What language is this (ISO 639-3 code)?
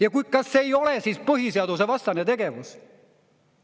est